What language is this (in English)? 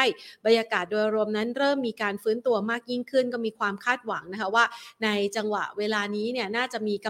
Thai